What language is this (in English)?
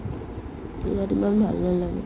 Assamese